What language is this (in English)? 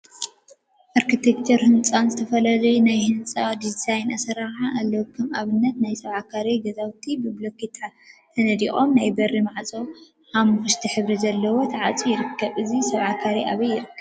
Tigrinya